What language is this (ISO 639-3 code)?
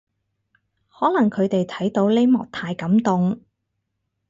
yue